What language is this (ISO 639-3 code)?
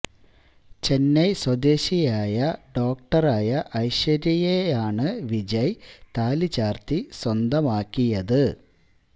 mal